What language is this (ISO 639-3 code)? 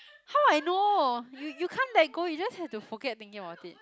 eng